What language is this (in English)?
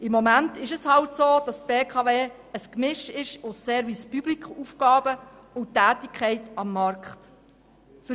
Swiss German